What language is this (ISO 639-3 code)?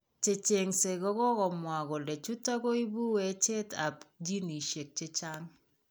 kln